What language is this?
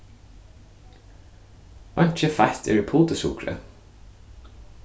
Faroese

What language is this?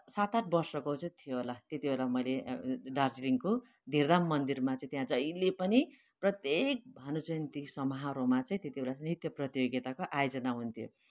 Nepali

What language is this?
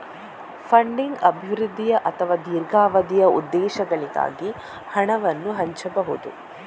Kannada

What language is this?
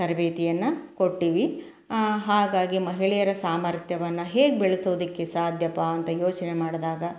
Kannada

